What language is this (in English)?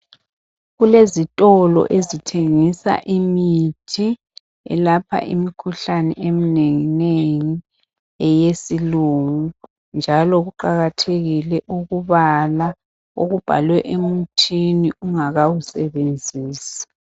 North Ndebele